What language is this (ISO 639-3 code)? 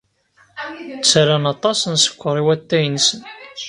kab